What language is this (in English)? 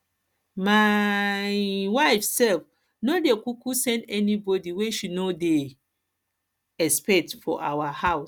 Nigerian Pidgin